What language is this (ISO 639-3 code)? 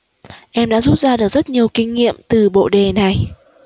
vie